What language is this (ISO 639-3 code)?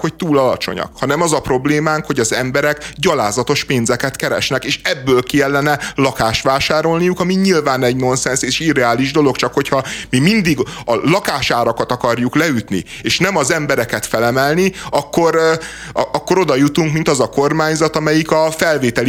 hun